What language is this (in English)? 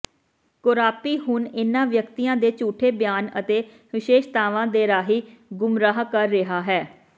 Punjabi